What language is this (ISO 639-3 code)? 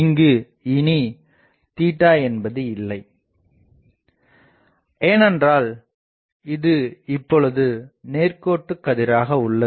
tam